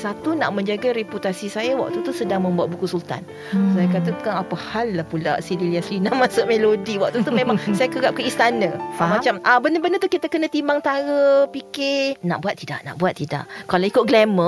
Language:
Malay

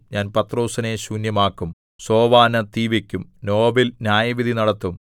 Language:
Malayalam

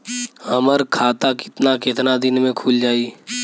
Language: Bhojpuri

